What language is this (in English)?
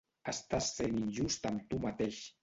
Catalan